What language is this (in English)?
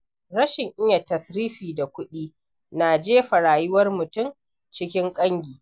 Hausa